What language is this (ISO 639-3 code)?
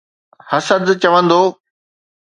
snd